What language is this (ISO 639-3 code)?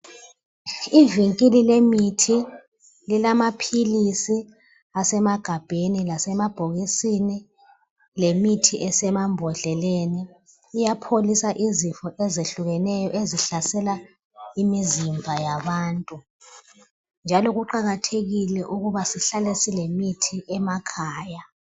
nde